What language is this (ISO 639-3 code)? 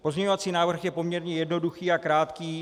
ces